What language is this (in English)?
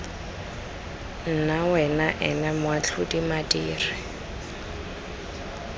Tswana